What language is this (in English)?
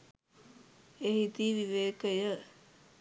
Sinhala